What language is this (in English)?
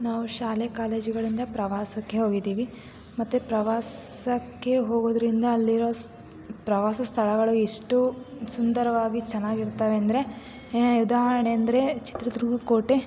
Kannada